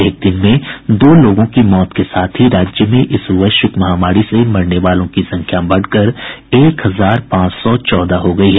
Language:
Hindi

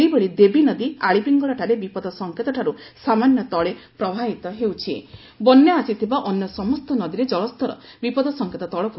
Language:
Odia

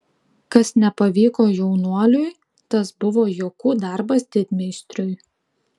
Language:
Lithuanian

